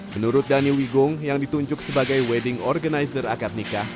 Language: Indonesian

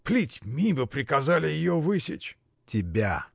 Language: Russian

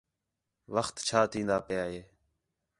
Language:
Khetrani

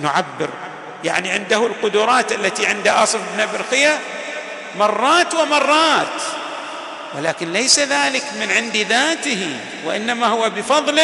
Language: Arabic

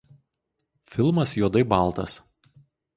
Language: Lithuanian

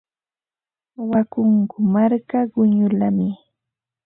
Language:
Ambo-Pasco Quechua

